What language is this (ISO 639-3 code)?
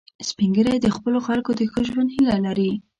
pus